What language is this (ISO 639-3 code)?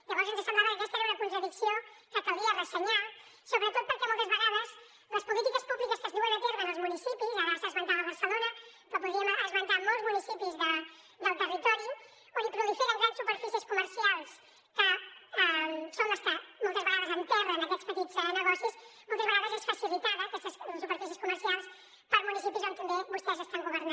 cat